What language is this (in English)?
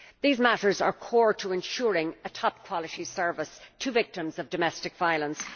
English